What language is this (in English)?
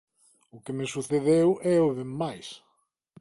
Galician